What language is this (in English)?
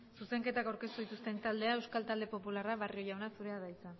Basque